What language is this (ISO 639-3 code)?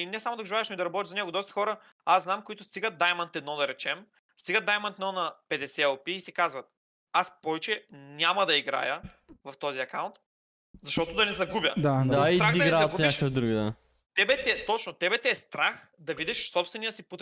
bul